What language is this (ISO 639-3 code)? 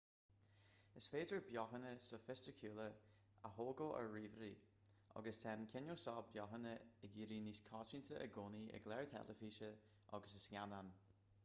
gle